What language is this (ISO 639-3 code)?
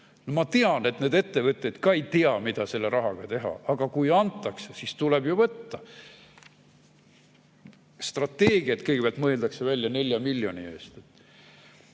est